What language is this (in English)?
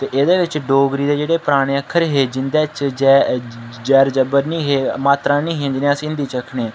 Dogri